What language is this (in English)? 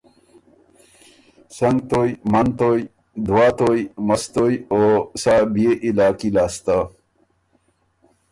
Ormuri